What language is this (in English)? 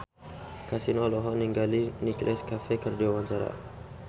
Sundanese